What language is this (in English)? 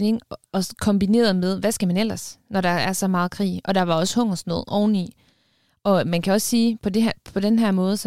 Danish